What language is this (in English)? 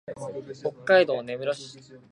Japanese